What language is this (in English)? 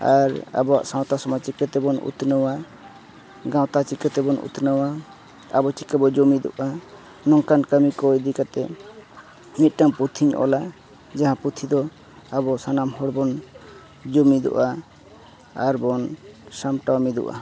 Santali